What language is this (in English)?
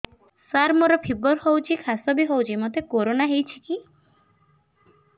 Odia